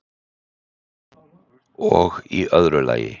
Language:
Icelandic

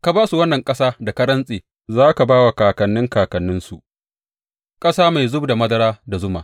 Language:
Hausa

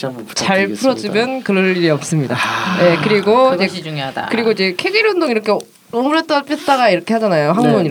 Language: Korean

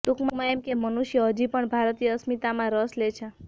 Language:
Gujarati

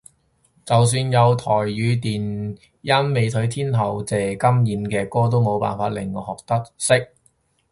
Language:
Cantonese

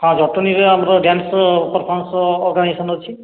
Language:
Odia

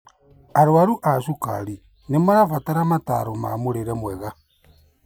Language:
Kikuyu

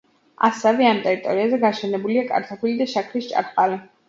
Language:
Georgian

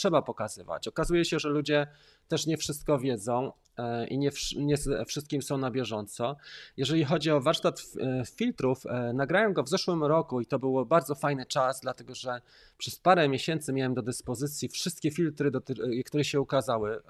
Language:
Polish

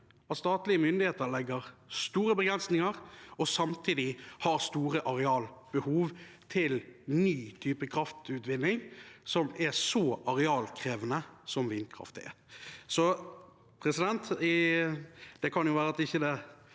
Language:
Norwegian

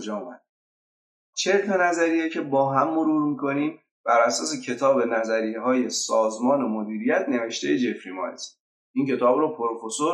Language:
Persian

